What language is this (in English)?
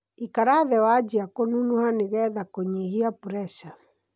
Kikuyu